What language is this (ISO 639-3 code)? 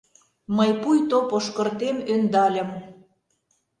chm